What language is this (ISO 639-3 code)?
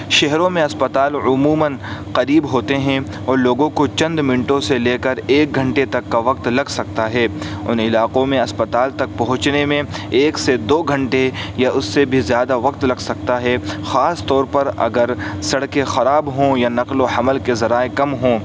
urd